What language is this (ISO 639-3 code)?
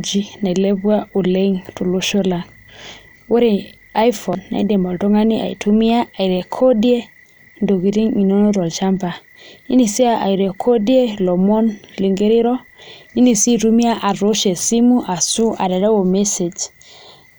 mas